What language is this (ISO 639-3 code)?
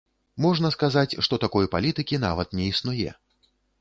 bel